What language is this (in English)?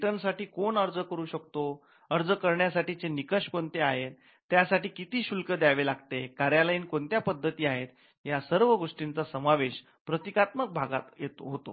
Marathi